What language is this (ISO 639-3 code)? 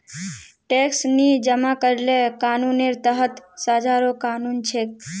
mag